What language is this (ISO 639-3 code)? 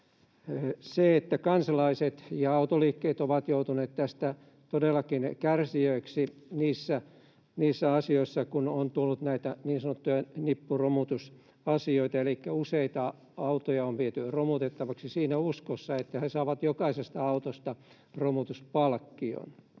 fin